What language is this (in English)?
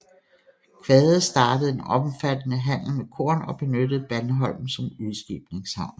Danish